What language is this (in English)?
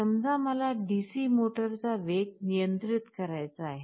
Marathi